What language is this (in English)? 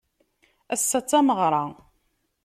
Kabyle